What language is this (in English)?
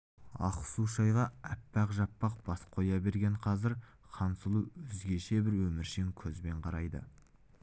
Kazakh